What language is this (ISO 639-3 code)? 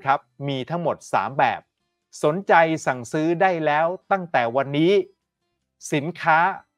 tha